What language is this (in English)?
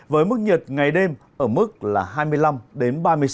Vietnamese